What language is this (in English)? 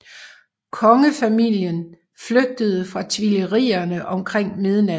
Danish